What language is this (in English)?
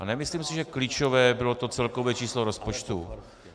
Czech